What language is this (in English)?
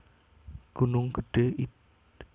Javanese